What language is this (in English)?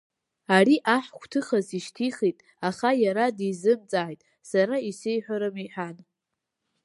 Abkhazian